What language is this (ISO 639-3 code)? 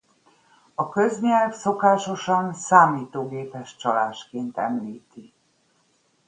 hun